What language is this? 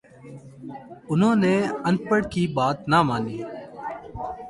Urdu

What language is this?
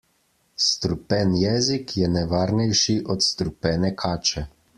Slovenian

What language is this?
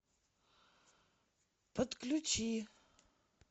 Russian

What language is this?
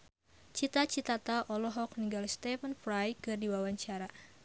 Sundanese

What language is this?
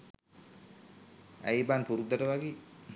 Sinhala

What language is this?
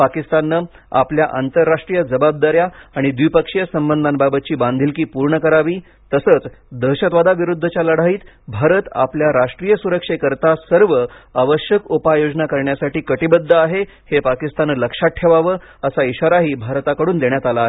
Marathi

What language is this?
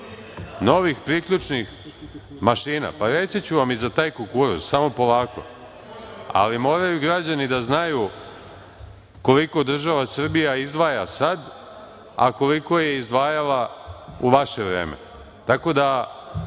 Serbian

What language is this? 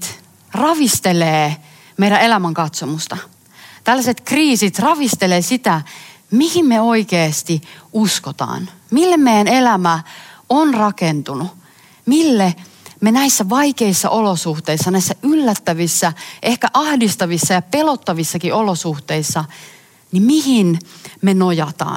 Finnish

